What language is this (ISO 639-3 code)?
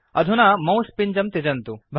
san